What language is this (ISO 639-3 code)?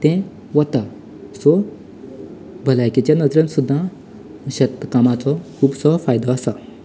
kok